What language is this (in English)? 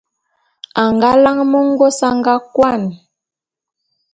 Bulu